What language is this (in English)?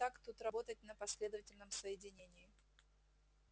Russian